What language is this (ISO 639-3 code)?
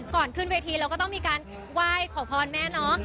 tha